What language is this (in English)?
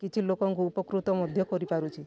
Odia